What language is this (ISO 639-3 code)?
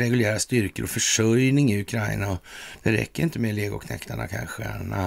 swe